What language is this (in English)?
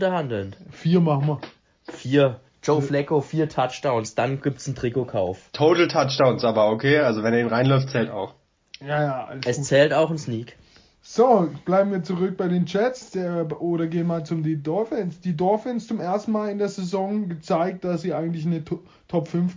German